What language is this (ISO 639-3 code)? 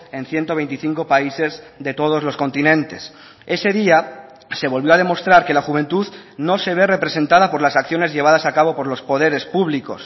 spa